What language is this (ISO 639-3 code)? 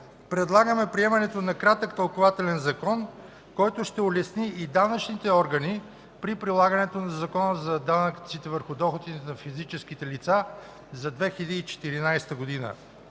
bul